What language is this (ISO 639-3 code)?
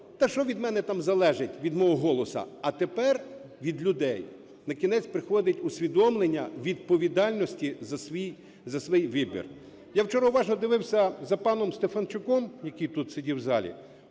ukr